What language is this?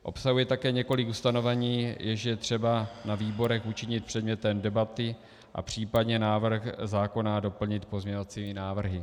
Czech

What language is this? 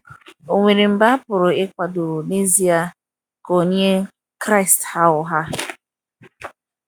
Igbo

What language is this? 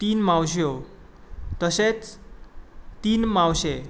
Konkani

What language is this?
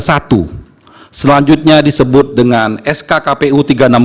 Indonesian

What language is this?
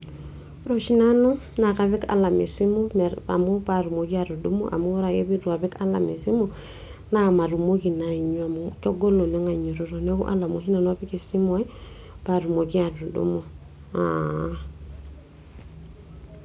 Masai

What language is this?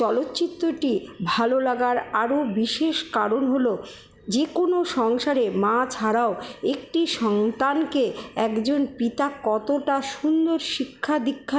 Bangla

